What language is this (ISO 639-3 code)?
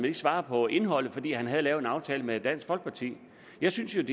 dan